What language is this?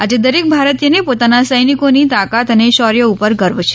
Gujarati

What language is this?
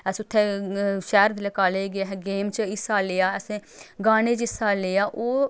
Dogri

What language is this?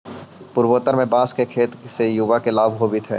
Magahi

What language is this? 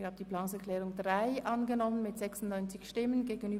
Swiss German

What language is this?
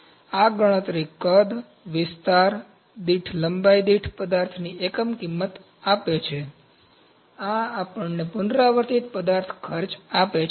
Gujarati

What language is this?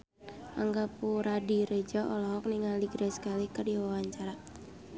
Sundanese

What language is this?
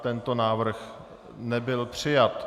Czech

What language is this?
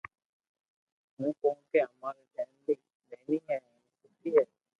Loarki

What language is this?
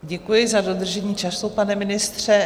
Czech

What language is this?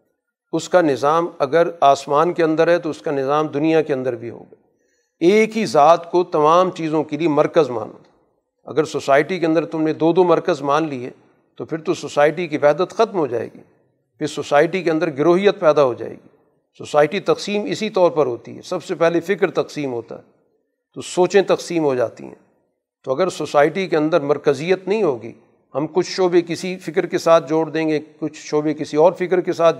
Urdu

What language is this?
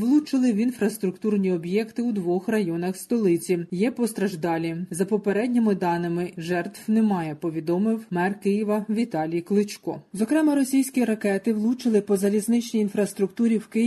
Ukrainian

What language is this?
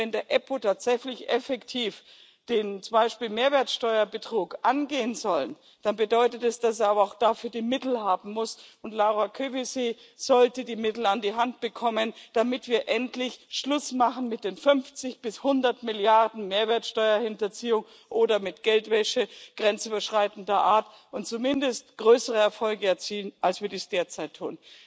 German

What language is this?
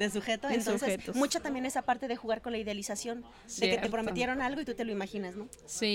Spanish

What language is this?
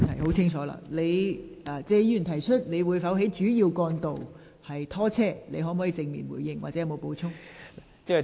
Cantonese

